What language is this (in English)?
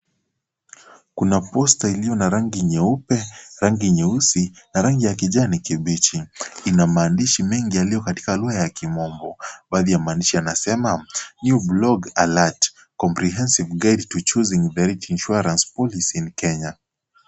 Swahili